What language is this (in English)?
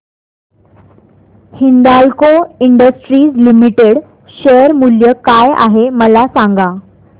Marathi